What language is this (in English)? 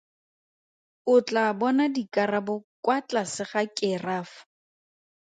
Tswana